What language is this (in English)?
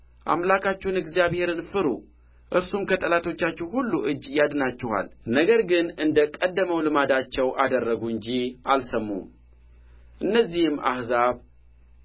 Amharic